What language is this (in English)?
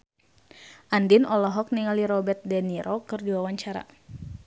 Sundanese